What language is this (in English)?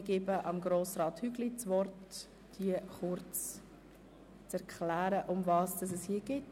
Swiss German